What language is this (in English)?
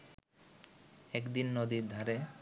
Bangla